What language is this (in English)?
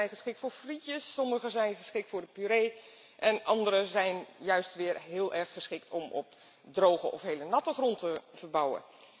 Dutch